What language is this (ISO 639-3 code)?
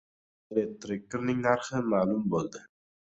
uzb